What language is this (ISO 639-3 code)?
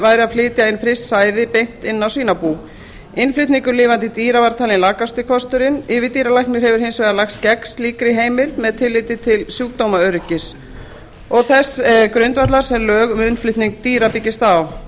isl